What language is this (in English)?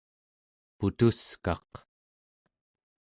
Central Yupik